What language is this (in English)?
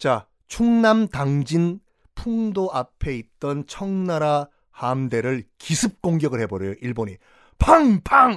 Korean